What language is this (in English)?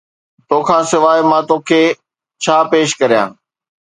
Sindhi